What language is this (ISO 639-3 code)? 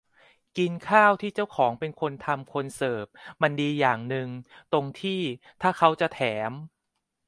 tha